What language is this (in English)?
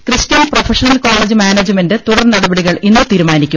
Malayalam